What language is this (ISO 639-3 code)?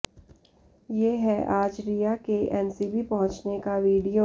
hin